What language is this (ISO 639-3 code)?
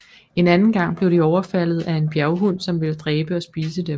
dan